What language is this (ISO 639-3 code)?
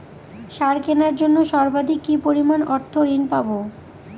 ben